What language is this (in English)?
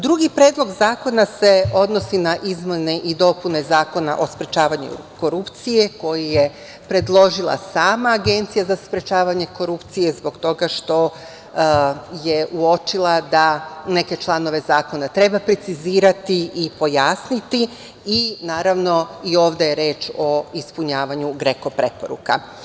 Serbian